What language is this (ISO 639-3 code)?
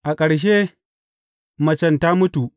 hau